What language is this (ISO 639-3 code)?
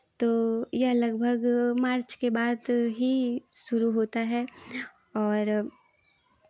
hin